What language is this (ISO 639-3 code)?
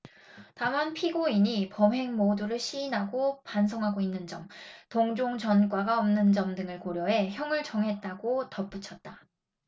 kor